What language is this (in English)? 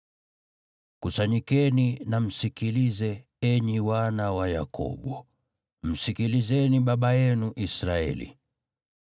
Swahili